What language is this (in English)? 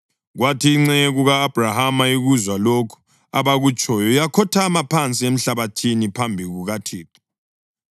North Ndebele